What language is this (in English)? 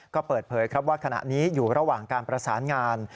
Thai